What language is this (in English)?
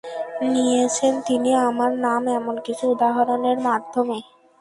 Bangla